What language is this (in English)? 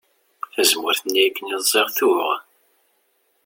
Kabyle